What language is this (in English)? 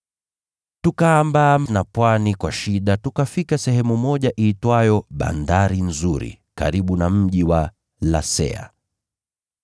Swahili